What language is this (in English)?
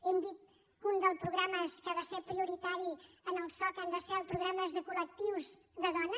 Catalan